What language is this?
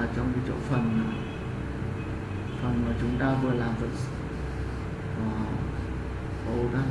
Vietnamese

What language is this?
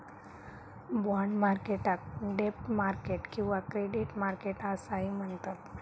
Marathi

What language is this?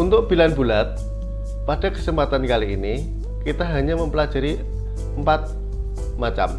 Indonesian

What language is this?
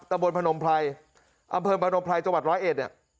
Thai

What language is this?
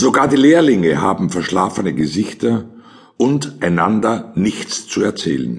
German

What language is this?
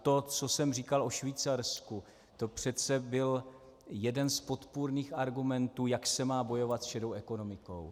Czech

